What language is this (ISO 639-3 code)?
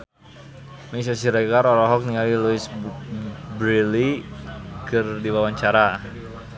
sun